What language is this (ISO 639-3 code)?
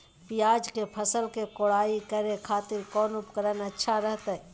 mag